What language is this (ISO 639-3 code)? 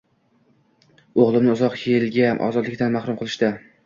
uzb